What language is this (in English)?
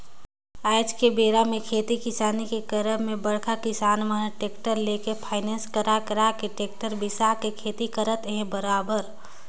Chhattisgarhi